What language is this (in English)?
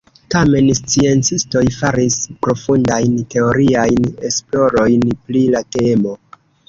Esperanto